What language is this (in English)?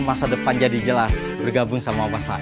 Indonesian